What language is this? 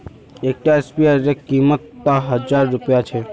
Magahi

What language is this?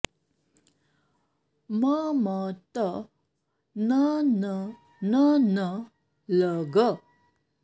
Sanskrit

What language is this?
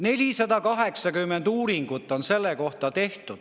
Estonian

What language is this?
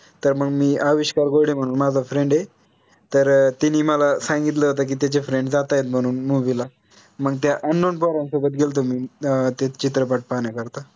Marathi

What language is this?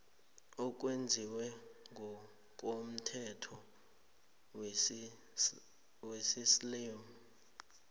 South Ndebele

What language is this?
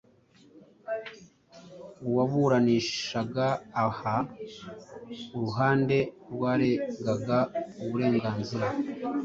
Kinyarwanda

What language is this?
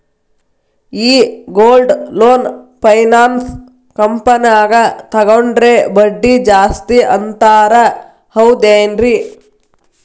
Kannada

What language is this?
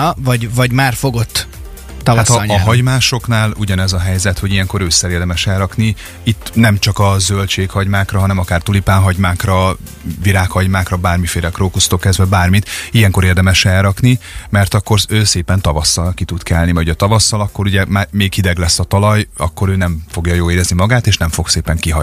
Hungarian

